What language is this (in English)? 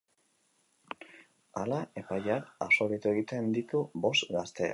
Basque